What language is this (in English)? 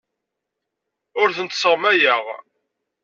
Kabyle